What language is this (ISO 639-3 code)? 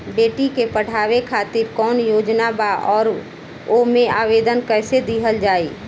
bho